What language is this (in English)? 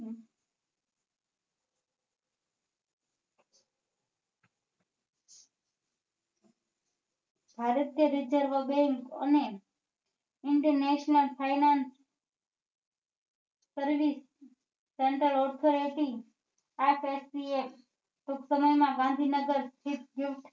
Gujarati